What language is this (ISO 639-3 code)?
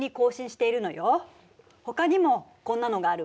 jpn